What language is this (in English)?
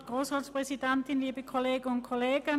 Swiss German